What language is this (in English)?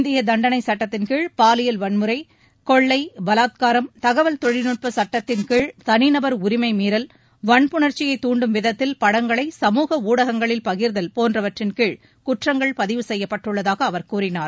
Tamil